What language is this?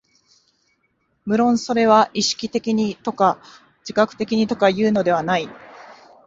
Japanese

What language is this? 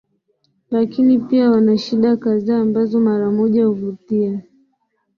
Swahili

